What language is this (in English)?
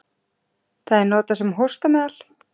Icelandic